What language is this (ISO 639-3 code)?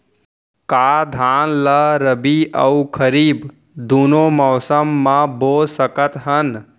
hne